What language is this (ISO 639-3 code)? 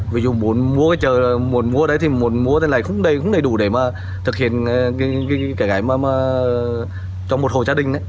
vie